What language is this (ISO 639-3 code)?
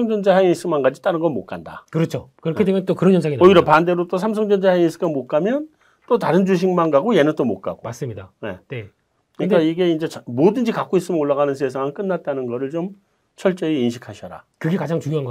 kor